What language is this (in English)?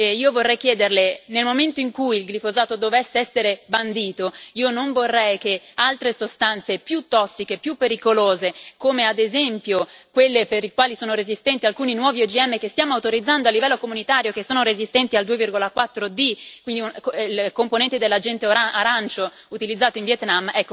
Italian